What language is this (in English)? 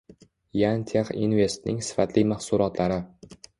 Uzbek